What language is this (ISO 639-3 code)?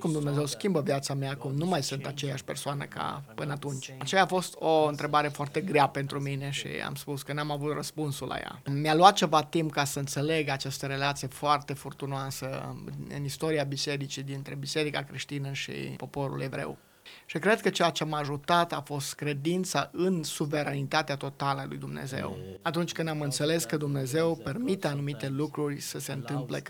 ron